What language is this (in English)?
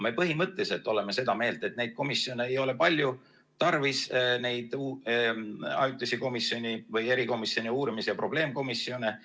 Estonian